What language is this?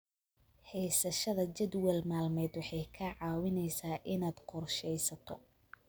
Somali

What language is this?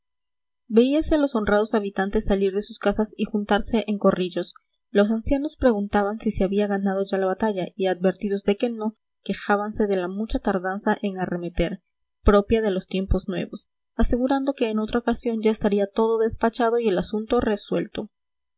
Spanish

